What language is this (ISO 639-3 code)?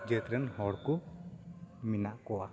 sat